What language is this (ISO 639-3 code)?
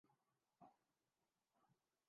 urd